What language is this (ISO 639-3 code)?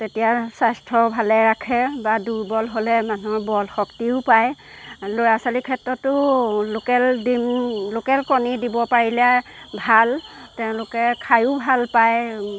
asm